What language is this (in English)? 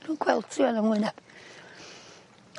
Welsh